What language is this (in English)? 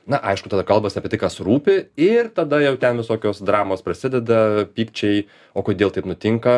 Lithuanian